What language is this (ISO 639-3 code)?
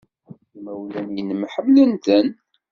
kab